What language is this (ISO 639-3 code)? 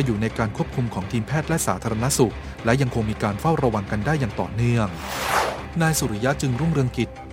tha